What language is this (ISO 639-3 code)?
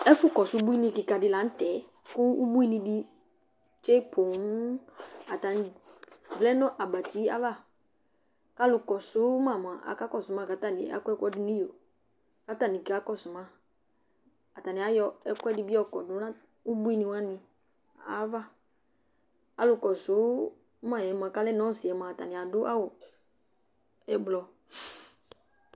kpo